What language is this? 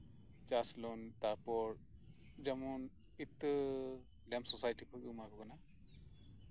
Santali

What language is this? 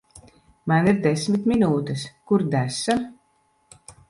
Latvian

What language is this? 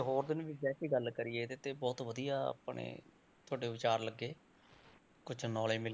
Punjabi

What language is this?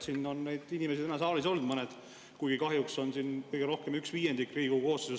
Estonian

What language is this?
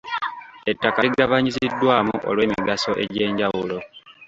Ganda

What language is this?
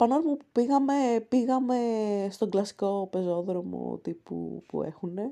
Greek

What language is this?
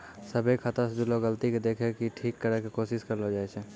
Maithili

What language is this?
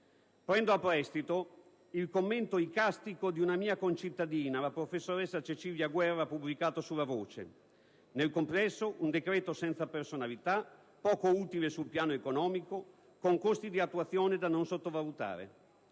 Italian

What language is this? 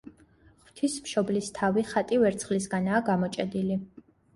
Georgian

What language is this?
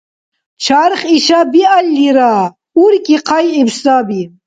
Dargwa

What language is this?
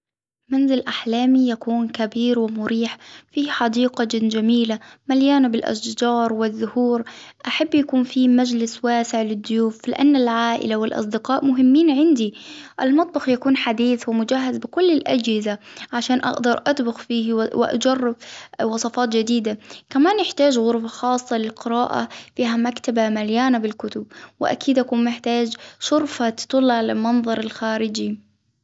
Hijazi Arabic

